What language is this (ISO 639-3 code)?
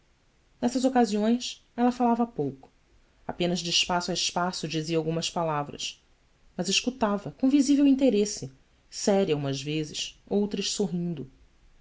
por